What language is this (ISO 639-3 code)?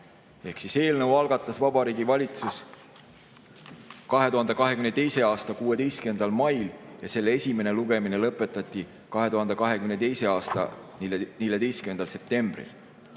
est